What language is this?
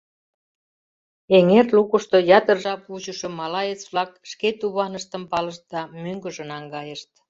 Mari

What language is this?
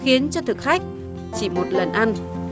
Vietnamese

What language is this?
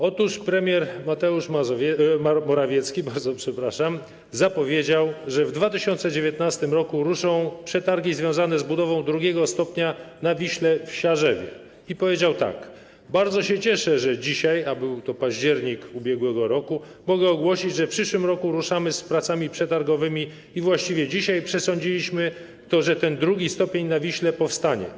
Polish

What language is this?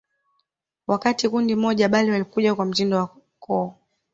Swahili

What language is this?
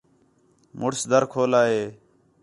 Khetrani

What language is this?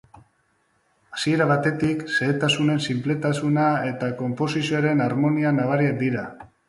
Basque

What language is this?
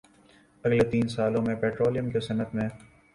Urdu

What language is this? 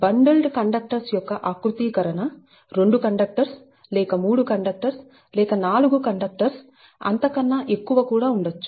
Telugu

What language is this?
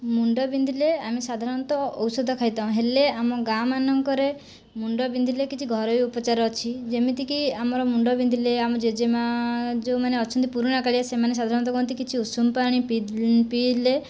Odia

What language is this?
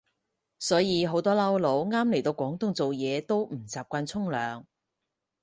Cantonese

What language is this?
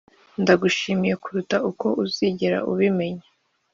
Kinyarwanda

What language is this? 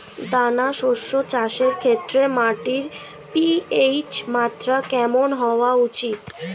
Bangla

